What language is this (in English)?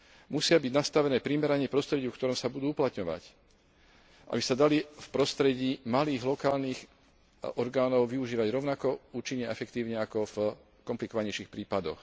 Slovak